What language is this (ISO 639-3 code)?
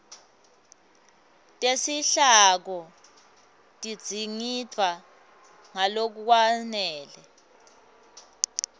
ssw